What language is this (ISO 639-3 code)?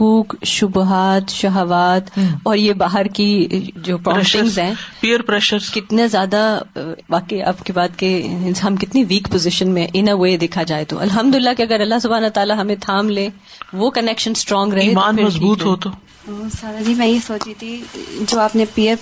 urd